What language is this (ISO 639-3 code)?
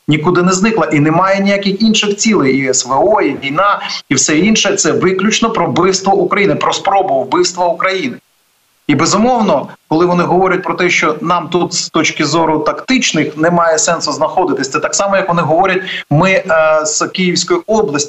ukr